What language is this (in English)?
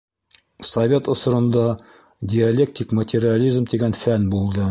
Bashkir